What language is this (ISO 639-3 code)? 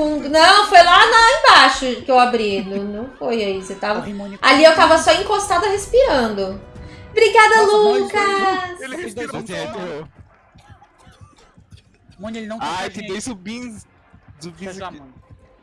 por